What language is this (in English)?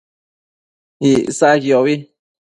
Matsés